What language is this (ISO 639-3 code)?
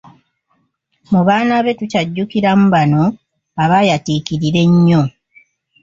lug